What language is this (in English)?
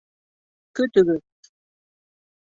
Bashkir